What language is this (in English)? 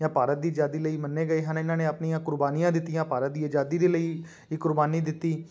Punjabi